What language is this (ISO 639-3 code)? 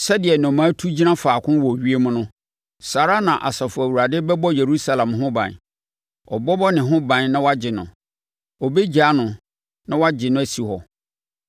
aka